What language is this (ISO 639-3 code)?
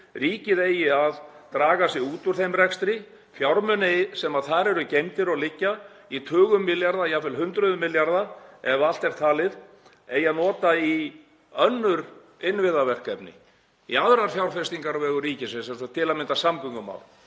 isl